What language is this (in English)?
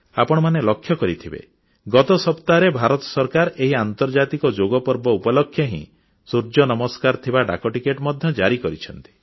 Odia